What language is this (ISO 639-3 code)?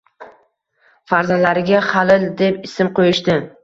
uzb